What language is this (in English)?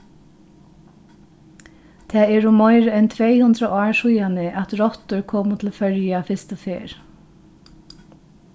Faroese